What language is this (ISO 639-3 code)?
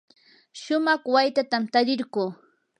qur